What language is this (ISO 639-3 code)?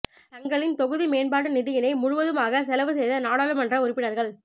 tam